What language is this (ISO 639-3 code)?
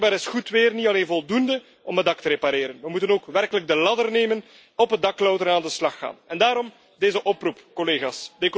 nld